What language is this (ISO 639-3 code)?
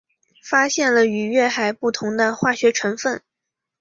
zho